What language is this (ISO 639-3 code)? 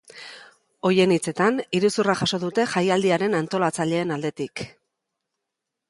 eus